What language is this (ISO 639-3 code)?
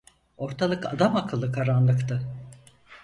tur